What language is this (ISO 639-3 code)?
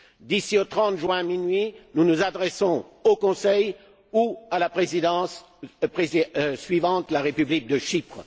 fra